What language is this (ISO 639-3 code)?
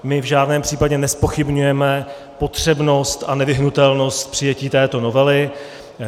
ces